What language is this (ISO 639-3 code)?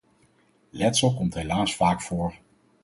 nld